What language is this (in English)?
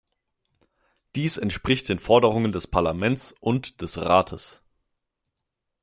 German